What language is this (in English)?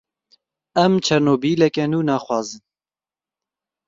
Kurdish